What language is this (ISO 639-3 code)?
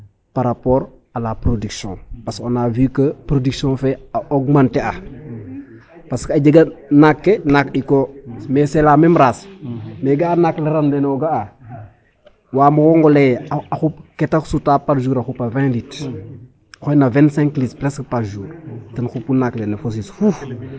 srr